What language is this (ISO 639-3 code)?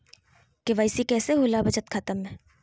mag